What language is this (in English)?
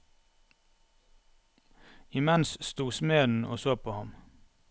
Norwegian